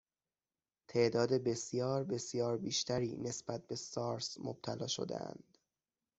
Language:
Persian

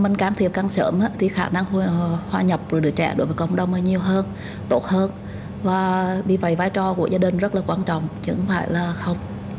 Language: Vietnamese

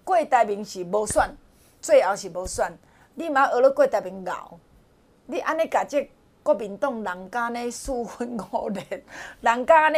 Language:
Chinese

